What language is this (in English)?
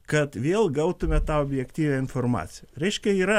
Lithuanian